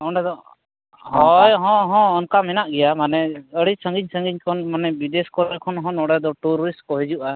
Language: Santali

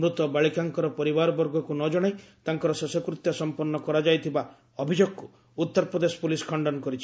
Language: Odia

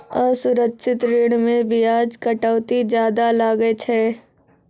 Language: Maithili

